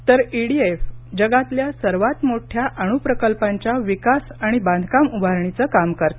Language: Marathi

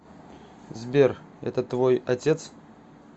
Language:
Russian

